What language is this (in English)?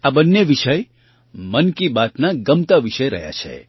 Gujarati